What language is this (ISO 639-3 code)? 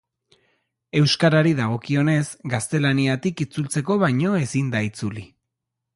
eus